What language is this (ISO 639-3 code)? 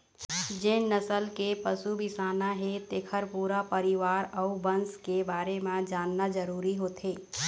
hne